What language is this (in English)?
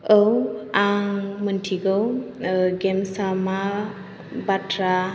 Bodo